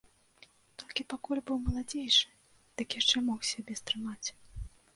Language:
Belarusian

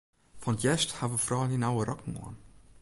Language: Western Frisian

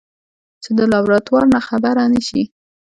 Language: Pashto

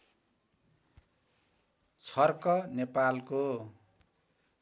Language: Nepali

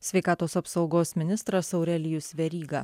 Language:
Lithuanian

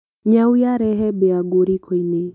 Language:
Kikuyu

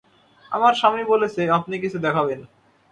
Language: Bangla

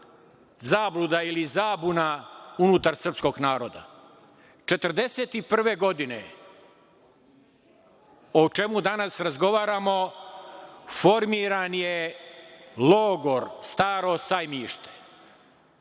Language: Serbian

